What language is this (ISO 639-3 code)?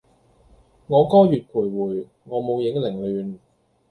yue